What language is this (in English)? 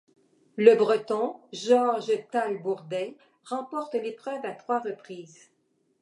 French